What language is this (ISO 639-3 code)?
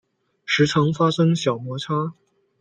zho